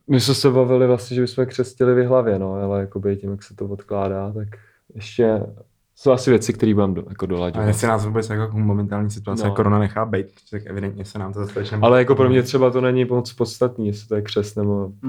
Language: Czech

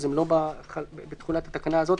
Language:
Hebrew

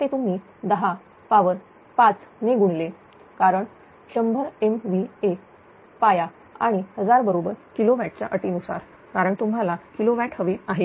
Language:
Marathi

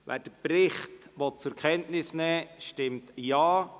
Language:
Swiss German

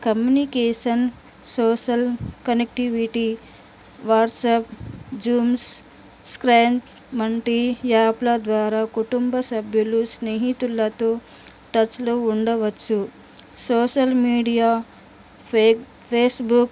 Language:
Telugu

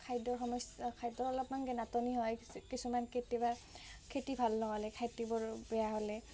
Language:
Assamese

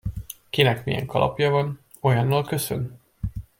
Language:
Hungarian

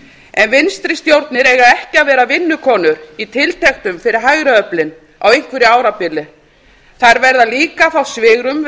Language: Icelandic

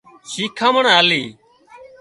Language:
Wadiyara Koli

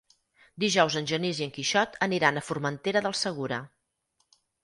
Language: Catalan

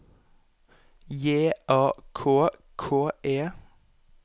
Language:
Norwegian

